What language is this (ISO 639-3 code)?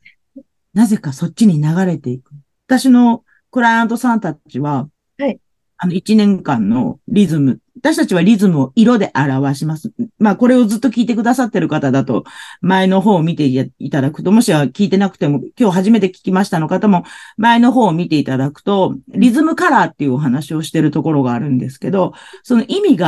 jpn